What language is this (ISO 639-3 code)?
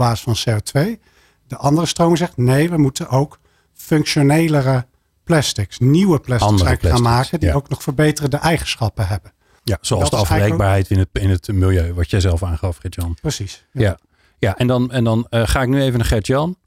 nld